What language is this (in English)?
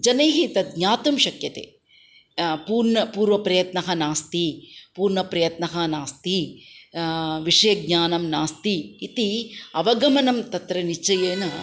Sanskrit